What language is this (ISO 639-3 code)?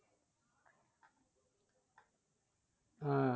ben